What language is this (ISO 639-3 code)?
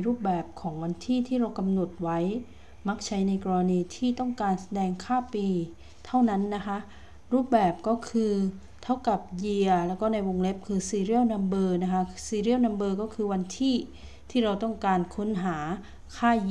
tha